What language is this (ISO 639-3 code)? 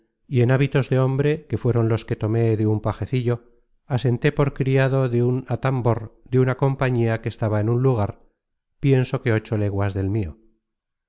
spa